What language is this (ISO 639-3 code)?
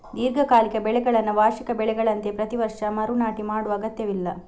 kan